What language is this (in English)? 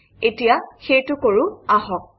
Assamese